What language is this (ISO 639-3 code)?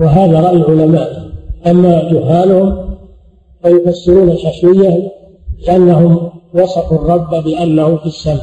ara